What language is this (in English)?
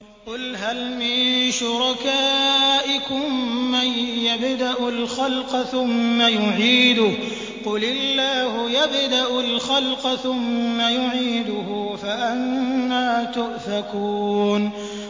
Arabic